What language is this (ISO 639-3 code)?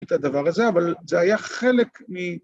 heb